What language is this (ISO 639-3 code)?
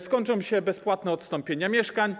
pol